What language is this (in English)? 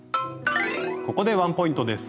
Japanese